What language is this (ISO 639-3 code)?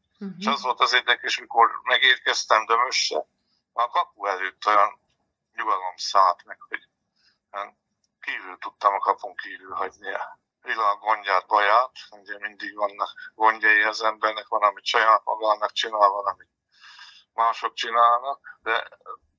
hun